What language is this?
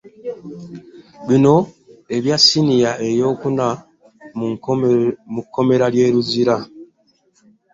Ganda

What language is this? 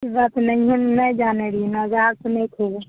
Maithili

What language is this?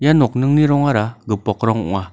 Garo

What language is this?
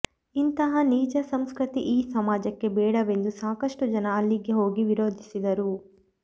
Kannada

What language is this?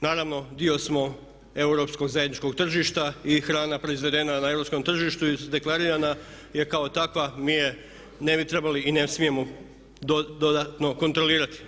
Croatian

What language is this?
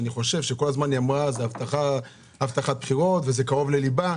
Hebrew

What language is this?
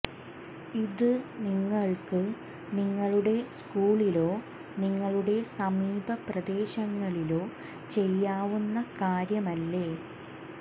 Malayalam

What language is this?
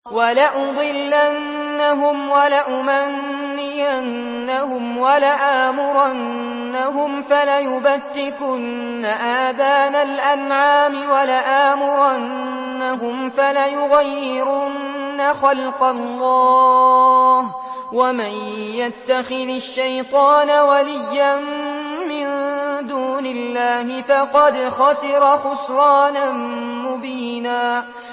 Arabic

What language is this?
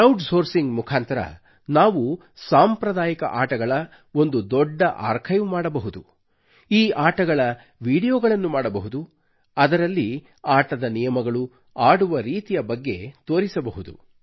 Kannada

